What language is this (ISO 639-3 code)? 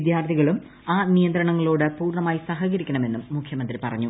mal